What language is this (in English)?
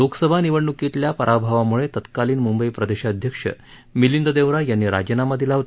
Marathi